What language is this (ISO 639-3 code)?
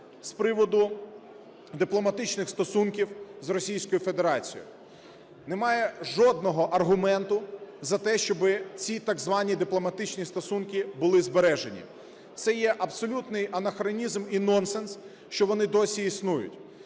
ukr